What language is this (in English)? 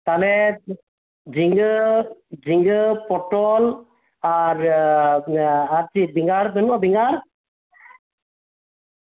Santali